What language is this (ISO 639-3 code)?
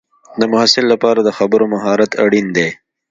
pus